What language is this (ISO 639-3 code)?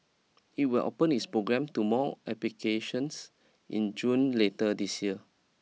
eng